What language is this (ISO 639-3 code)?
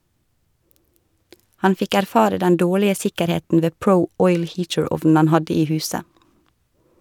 nor